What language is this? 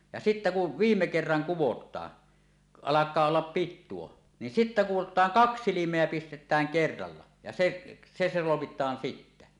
Finnish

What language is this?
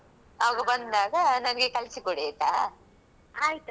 Kannada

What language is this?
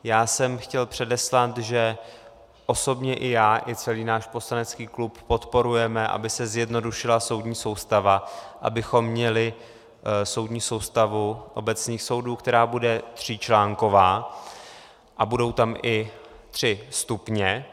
Czech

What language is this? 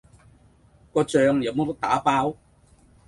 Cantonese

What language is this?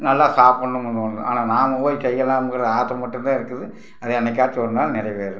Tamil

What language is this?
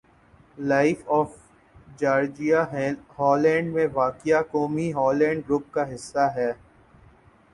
Urdu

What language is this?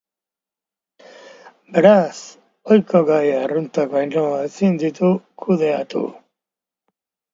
Basque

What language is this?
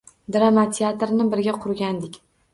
Uzbek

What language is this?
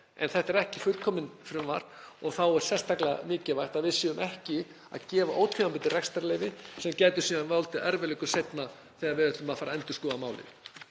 Icelandic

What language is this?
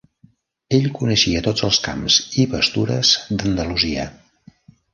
Catalan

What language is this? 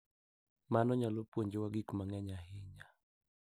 Luo (Kenya and Tanzania)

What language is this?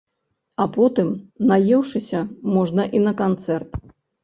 Belarusian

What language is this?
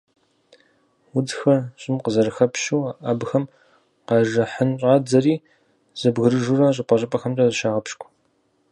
Kabardian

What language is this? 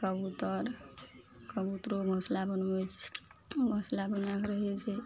Maithili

